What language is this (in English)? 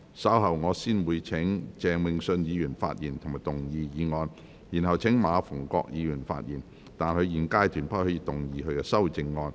Cantonese